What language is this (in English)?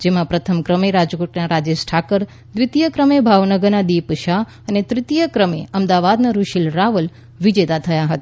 Gujarati